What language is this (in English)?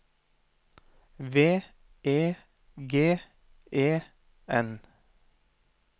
Norwegian